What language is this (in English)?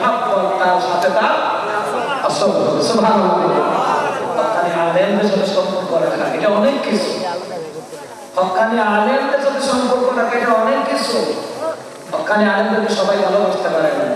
Bangla